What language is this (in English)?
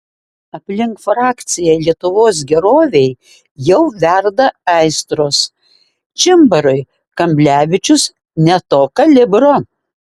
Lithuanian